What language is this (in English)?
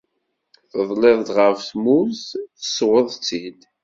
Kabyle